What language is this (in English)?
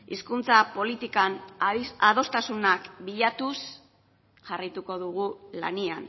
Basque